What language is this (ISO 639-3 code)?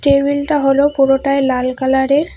ben